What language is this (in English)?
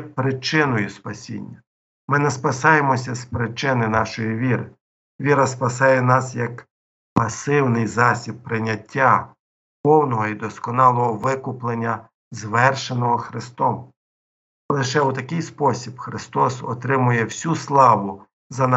Ukrainian